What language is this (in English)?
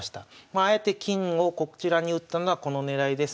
Japanese